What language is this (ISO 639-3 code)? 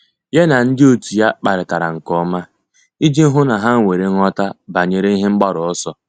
ibo